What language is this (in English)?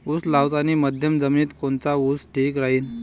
Marathi